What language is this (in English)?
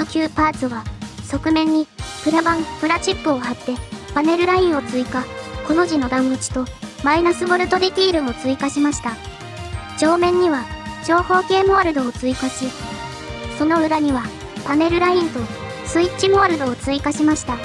Japanese